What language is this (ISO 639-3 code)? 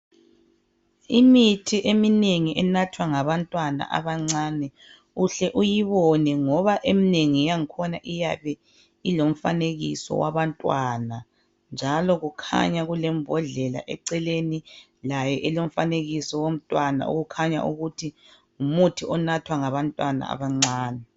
nde